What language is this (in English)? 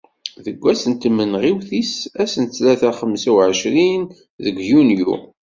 Kabyle